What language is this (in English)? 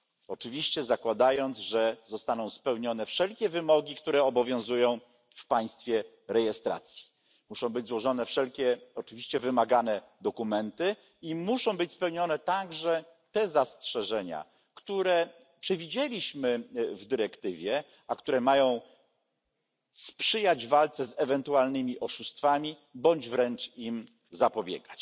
Polish